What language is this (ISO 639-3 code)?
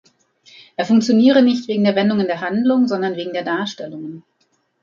deu